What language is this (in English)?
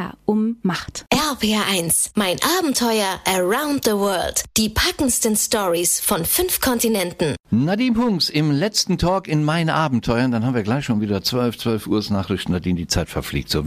German